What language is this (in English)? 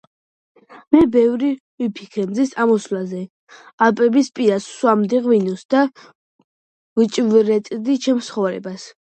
Georgian